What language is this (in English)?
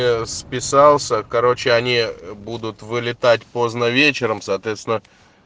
Russian